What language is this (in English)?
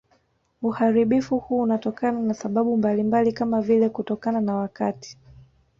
Swahili